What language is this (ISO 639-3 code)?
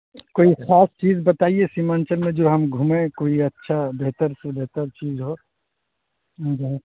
urd